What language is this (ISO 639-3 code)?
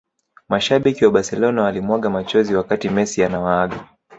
swa